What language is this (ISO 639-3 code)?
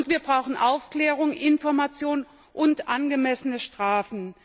deu